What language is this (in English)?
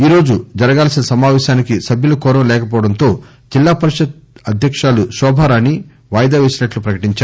Telugu